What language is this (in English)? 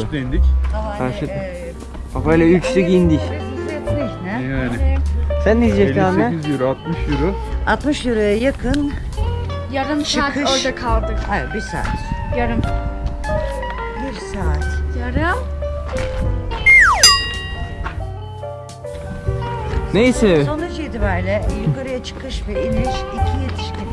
Turkish